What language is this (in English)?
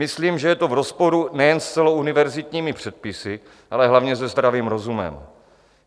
Czech